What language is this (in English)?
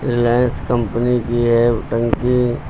Hindi